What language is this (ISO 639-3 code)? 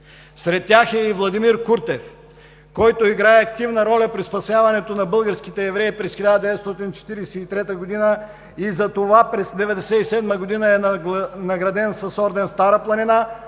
bul